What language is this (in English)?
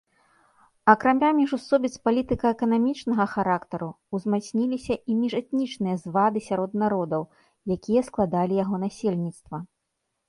Belarusian